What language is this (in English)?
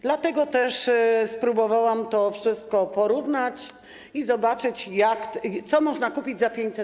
Polish